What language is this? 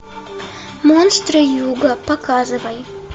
Russian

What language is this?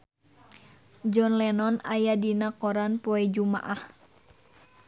Sundanese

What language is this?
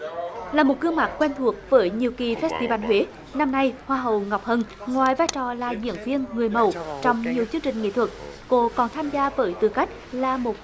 Vietnamese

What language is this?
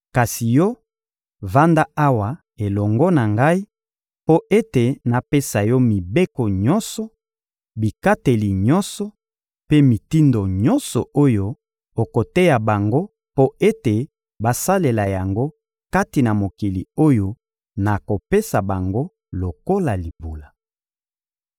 Lingala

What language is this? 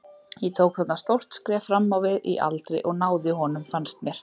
Icelandic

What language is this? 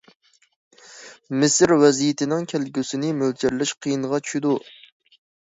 Uyghur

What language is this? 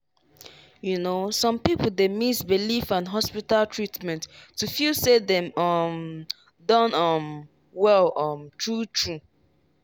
Nigerian Pidgin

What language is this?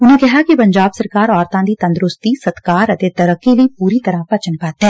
Punjabi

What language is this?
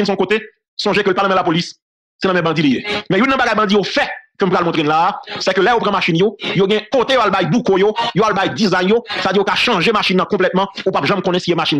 French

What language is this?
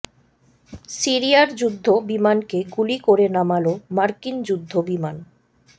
Bangla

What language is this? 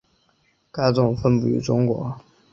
Chinese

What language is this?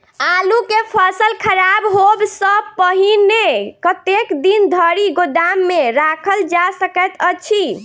Maithili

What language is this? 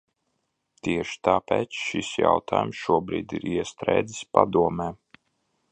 Latvian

